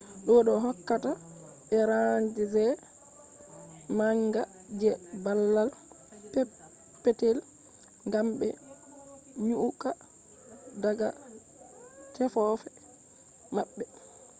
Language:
Fula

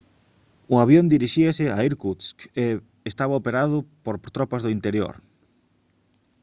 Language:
Galician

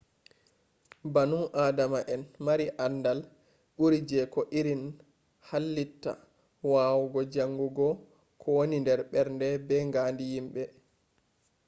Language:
Fula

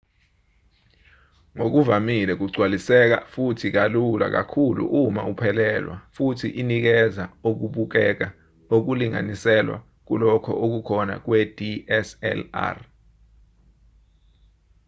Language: Zulu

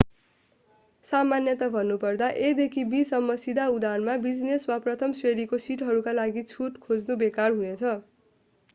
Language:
Nepali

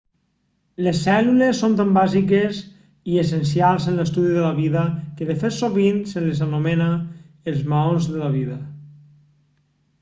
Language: Catalan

